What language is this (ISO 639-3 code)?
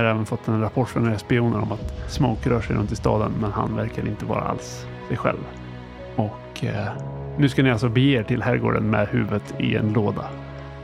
swe